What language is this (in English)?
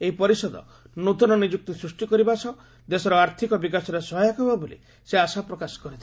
Odia